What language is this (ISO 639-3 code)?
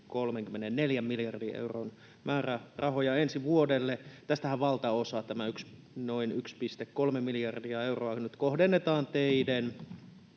fin